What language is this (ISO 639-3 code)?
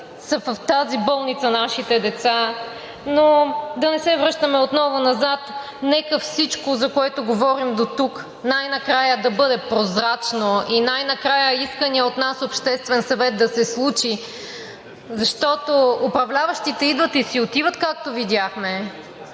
bul